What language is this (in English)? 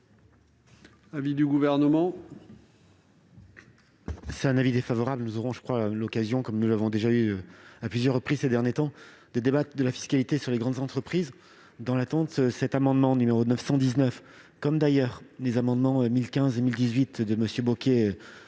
French